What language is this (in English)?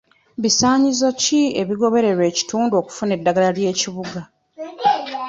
Ganda